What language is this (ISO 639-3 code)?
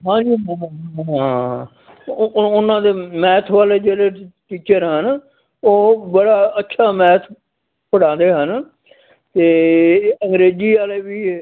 pan